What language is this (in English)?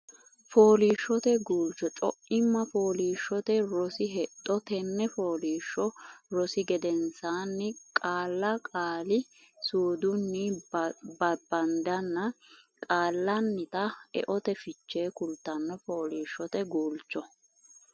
Sidamo